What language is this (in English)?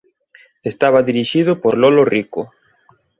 Galician